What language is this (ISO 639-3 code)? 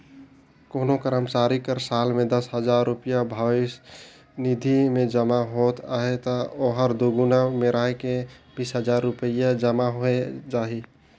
hne